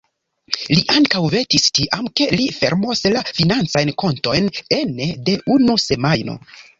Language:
Esperanto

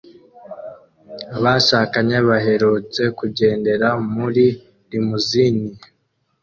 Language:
Kinyarwanda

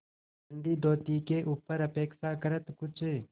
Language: Hindi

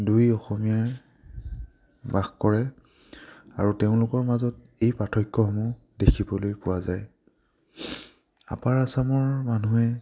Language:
Assamese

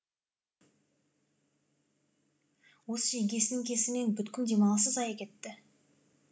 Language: Kazakh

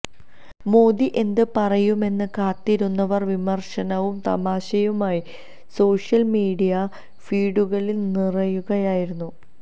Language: Malayalam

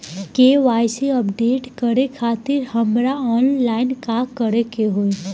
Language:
Bhojpuri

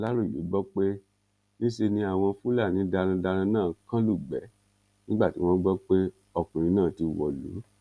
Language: Yoruba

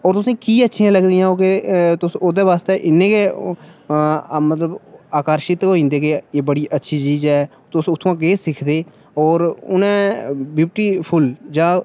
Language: Dogri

